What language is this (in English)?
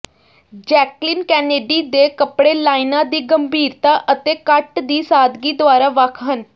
Punjabi